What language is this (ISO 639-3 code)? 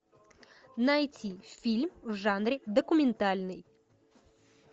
rus